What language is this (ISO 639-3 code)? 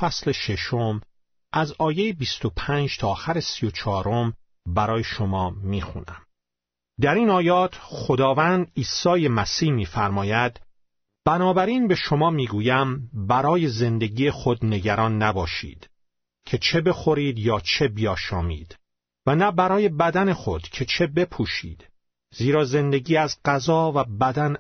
fas